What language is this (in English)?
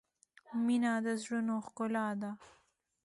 Pashto